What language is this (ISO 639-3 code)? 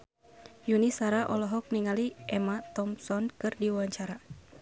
sun